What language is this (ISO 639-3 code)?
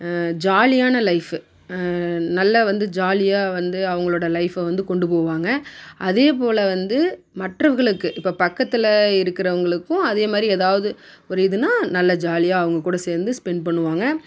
tam